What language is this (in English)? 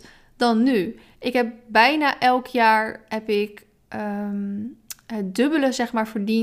Dutch